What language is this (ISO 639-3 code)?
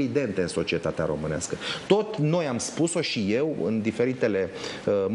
ron